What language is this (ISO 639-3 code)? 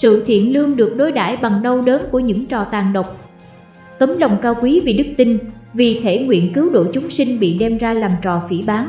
vie